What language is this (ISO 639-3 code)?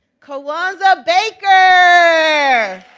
eng